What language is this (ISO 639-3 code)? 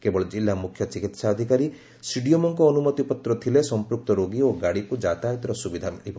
ori